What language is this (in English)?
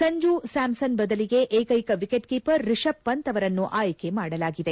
Kannada